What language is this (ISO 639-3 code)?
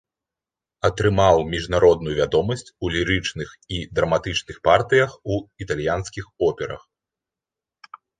bel